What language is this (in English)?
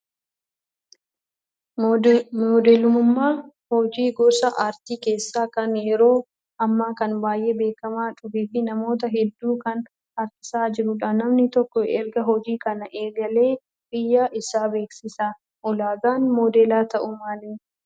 Oromo